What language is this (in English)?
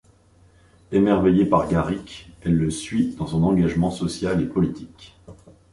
French